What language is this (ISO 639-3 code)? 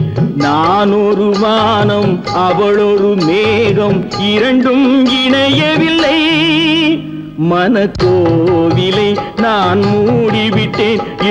tha